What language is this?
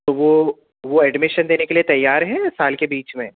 Urdu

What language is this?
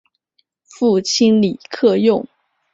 Chinese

